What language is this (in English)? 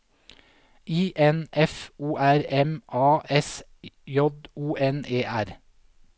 Norwegian